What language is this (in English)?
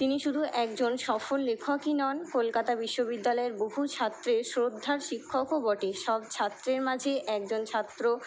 Bangla